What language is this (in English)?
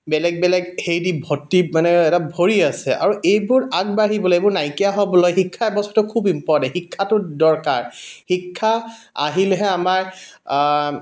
Assamese